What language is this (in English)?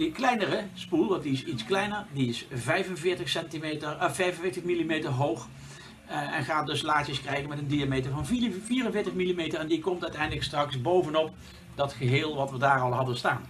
Dutch